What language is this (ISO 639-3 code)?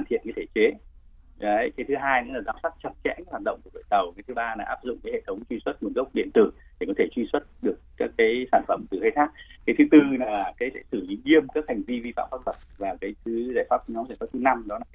vie